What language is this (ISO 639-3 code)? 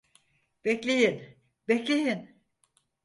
tur